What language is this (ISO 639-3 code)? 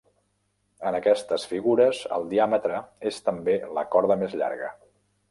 cat